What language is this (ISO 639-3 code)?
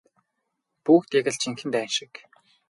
mon